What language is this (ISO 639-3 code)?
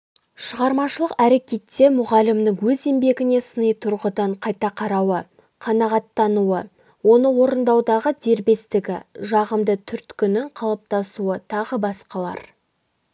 kaz